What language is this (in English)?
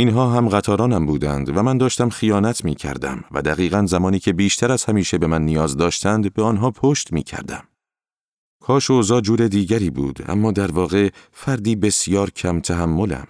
Persian